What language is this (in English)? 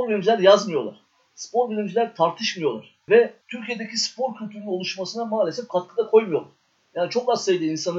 Turkish